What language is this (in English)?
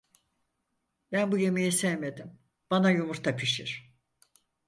Turkish